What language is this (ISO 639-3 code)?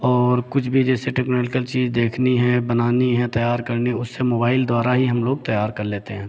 hin